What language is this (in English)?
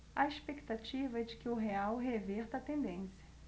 Portuguese